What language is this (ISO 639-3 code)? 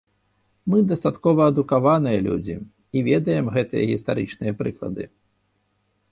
bel